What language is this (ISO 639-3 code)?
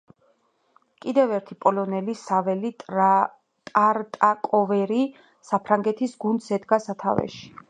kat